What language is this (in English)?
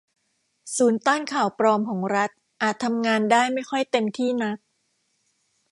Thai